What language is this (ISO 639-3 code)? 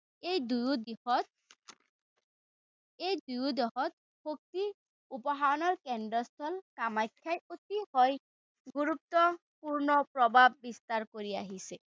asm